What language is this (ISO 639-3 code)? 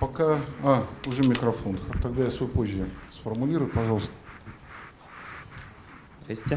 rus